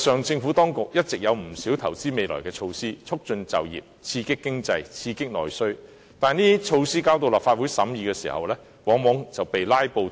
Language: Cantonese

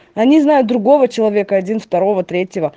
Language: Russian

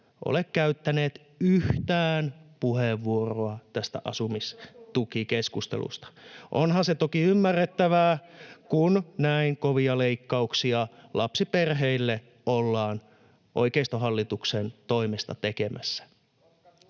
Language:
Finnish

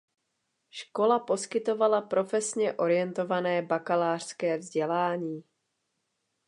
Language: Czech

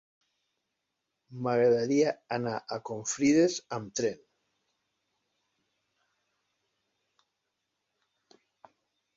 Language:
Catalan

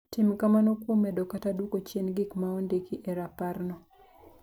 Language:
Luo (Kenya and Tanzania)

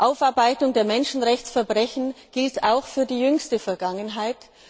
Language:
German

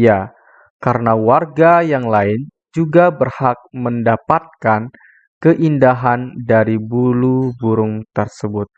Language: Indonesian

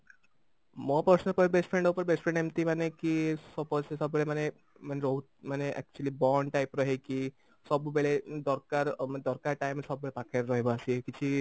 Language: Odia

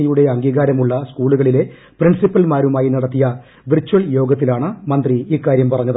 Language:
Malayalam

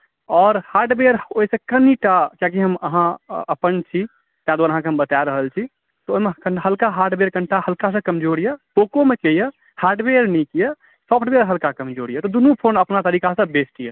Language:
Maithili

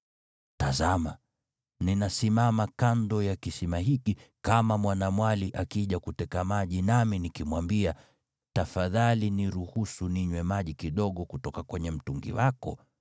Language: Swahili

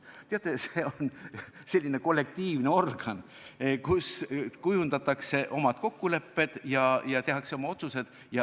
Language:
Estonian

